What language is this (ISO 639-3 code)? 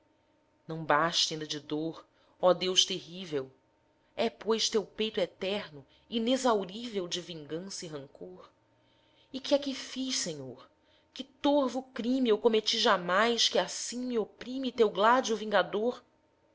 por